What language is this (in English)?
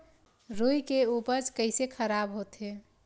Chhattisgarhi